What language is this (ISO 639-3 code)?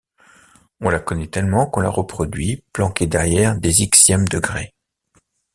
fra